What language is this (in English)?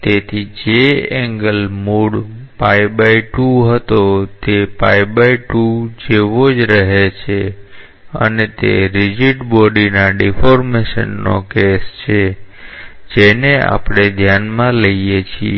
Gujarati